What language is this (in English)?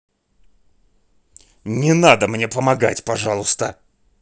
Russian